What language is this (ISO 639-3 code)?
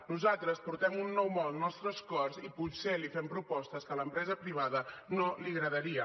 cat